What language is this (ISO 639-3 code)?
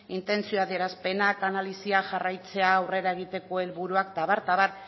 eus